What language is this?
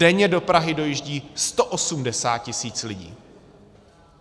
Czech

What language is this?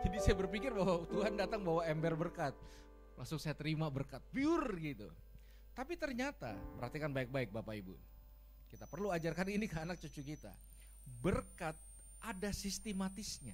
Indonesian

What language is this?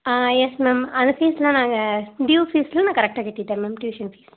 Tamil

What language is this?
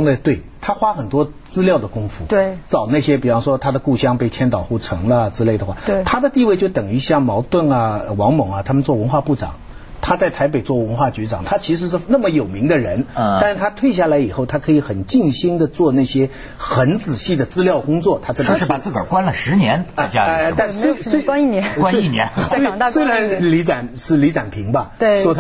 Chinese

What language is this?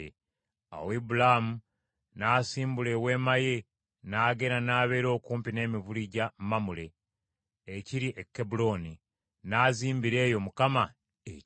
Ganda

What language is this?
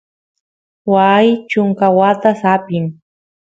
Santiago del Estero Quichua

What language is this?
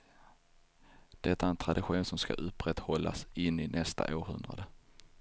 Swedish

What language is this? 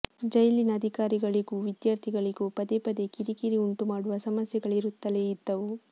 Kannada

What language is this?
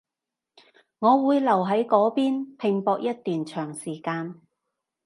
Cantonese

